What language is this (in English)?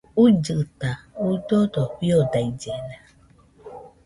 Nüpode Huitoto